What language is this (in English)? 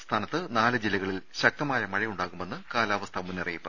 Malayalam